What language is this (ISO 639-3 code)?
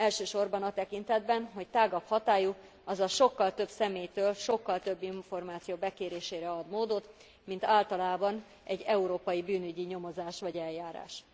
hun